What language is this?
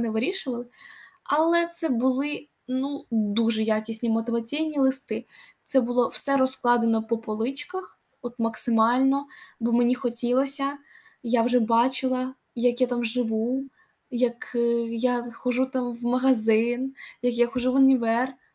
Ukrainian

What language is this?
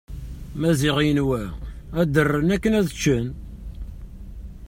Kabyle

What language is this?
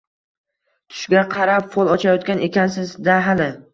Uzbek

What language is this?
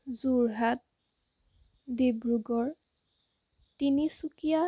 Assamese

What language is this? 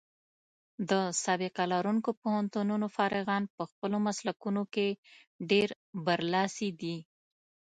Pashto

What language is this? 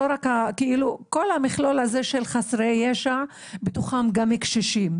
Hebrew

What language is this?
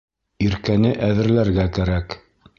Bashkir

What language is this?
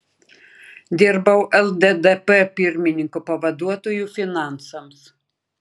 Lithuanian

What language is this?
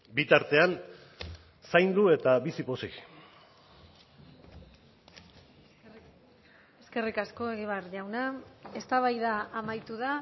Basque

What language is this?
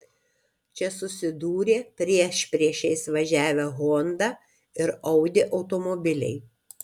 Lithuanian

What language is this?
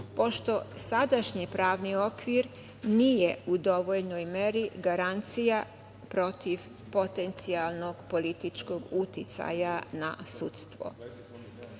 Serbian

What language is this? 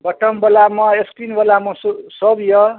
Maithili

